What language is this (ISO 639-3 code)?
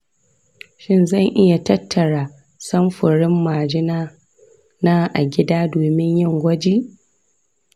hau